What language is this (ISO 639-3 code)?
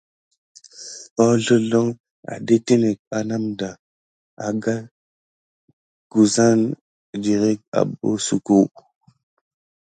gid